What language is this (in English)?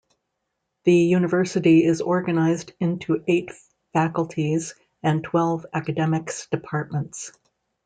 English